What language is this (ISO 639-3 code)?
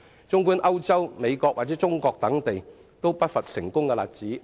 yue